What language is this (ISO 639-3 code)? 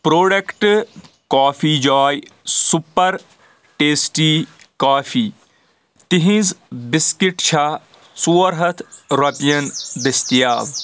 kas